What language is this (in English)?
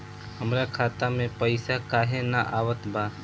Bhojpuri